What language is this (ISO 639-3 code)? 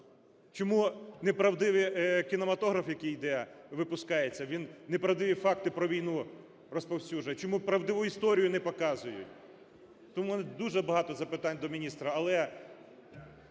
ukr